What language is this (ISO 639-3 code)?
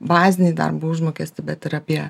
lit